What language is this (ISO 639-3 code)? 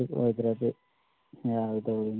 mni